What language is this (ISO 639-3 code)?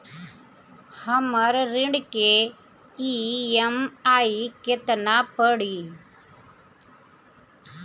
bho